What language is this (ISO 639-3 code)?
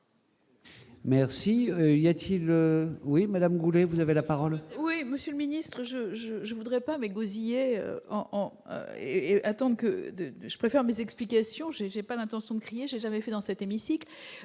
fra